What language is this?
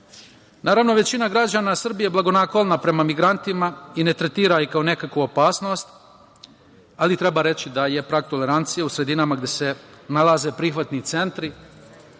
Serbian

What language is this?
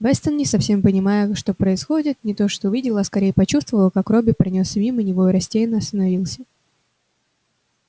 Russian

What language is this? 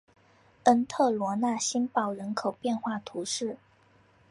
Chinese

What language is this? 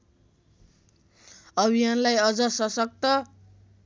Nepali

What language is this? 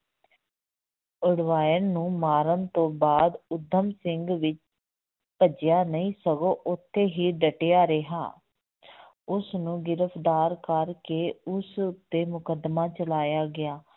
Punjabi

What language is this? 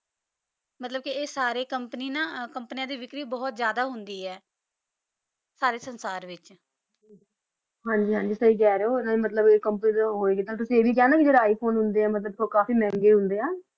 Punjabi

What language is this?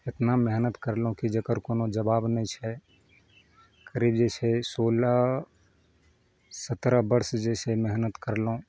Maithili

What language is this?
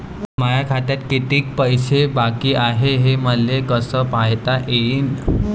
Marathi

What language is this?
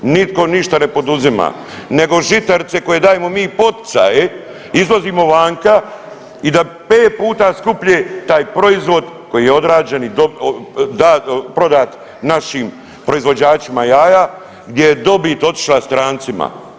Croatian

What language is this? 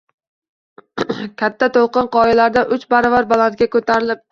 Uzbek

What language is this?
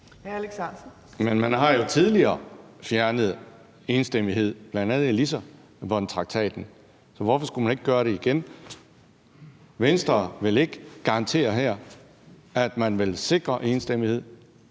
Danish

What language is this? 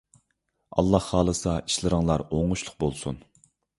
Uyghur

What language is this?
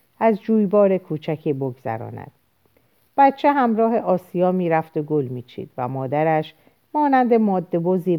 Persian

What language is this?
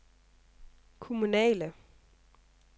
Danish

